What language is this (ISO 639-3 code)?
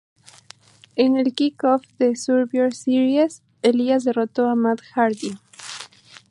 spa